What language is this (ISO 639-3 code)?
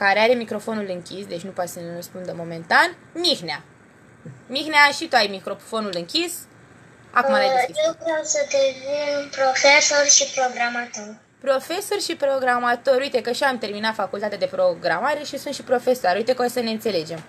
ron